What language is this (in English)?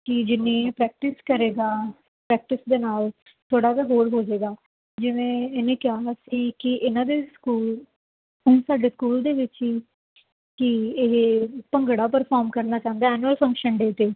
Punjabi